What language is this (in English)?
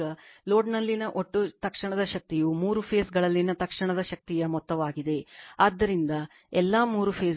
Kannada